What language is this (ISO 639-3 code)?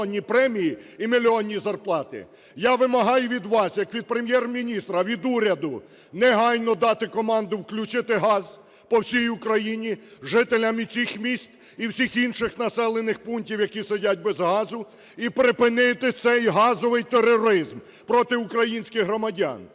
ukr